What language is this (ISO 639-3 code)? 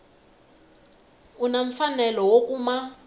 tso